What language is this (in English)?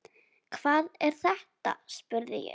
Icelandic